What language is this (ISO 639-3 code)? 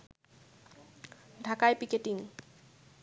ben